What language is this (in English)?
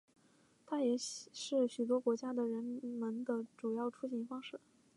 Chinese